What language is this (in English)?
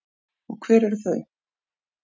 Icelandic